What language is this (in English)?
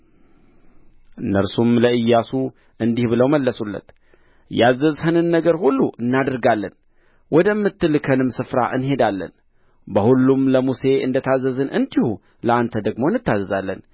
Amharic